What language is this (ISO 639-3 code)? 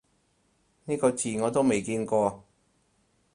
yue